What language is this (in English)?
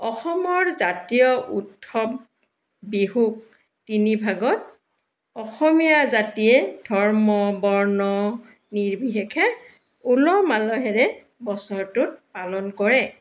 Assamese